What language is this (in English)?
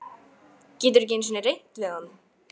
Icelandic